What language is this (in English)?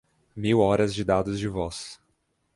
Portuguese